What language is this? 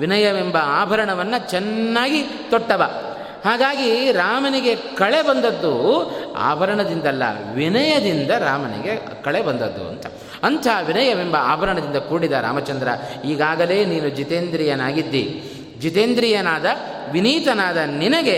Kannada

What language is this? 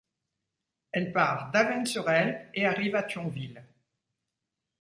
French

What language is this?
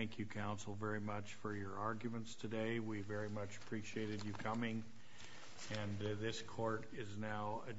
English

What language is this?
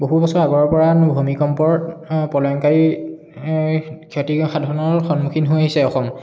Assamese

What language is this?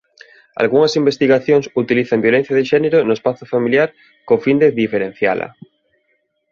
Galician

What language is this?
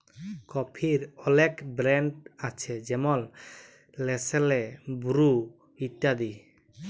Bangla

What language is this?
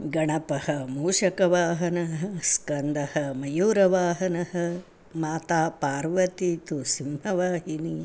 Sanskrit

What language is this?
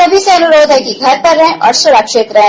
Hindi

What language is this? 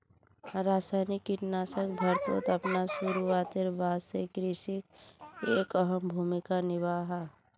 Magahi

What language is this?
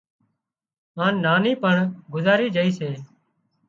Wadiyara Koli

